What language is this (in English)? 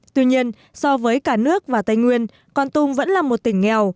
Vietnamese